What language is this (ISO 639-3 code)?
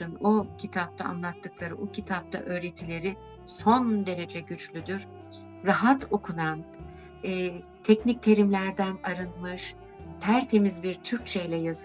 tur